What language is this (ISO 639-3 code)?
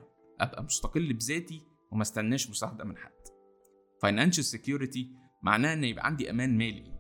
ara